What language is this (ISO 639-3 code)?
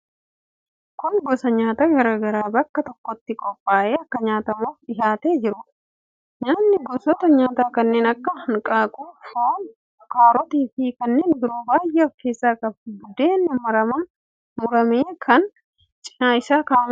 orm